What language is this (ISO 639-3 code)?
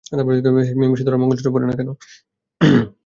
ben